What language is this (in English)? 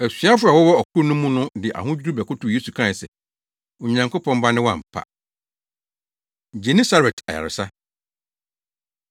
Akan